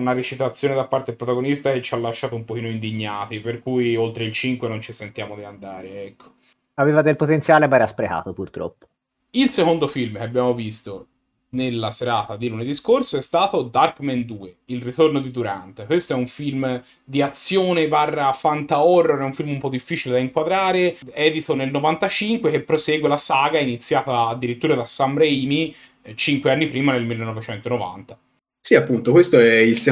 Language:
Italian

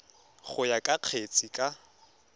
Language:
Tswana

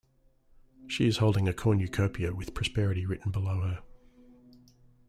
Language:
English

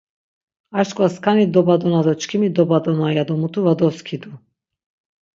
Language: Laz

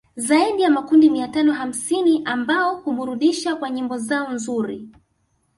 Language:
Swahili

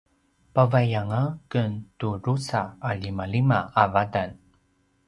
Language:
Paiwan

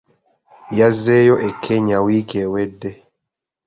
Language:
Ganda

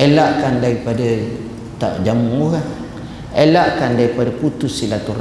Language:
Malay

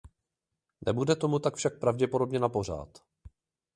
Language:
Czech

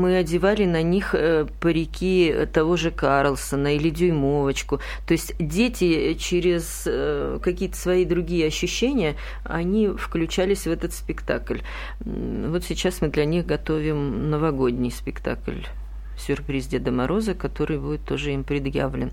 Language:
Russian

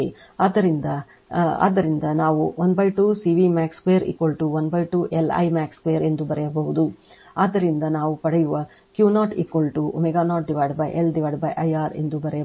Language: Kannada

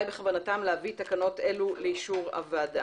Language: Hebrew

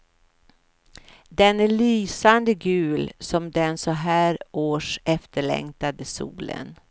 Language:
Swedish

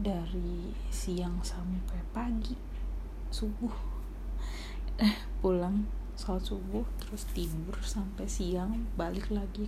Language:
Indonesian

